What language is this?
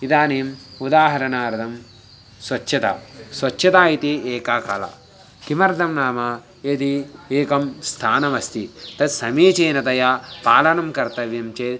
Sanskrit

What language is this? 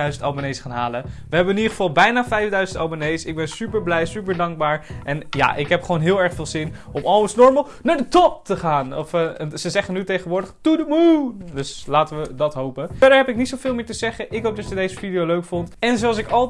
Dutch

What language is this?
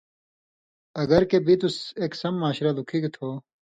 Indus Kohistani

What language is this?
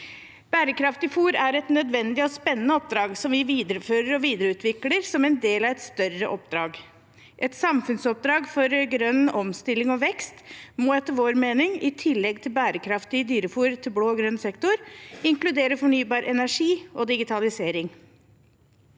Norwegian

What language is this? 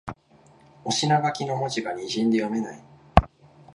Japanese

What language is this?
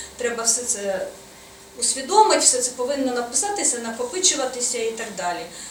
Ukrainian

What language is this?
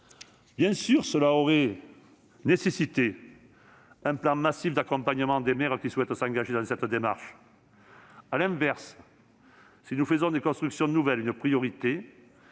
French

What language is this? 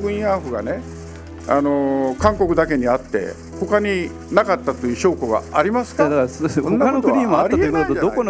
Korean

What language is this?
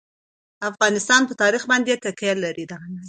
Pashto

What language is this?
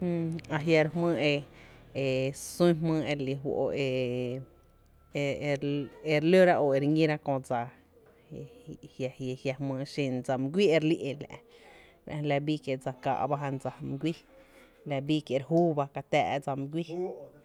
Tepinapa Chinantec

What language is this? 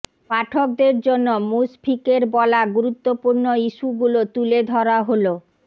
Bangla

